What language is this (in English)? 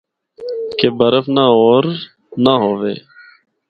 Northern Hindko